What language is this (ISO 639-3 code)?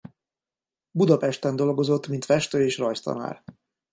hun